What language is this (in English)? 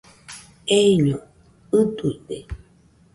Nüpode Huitoto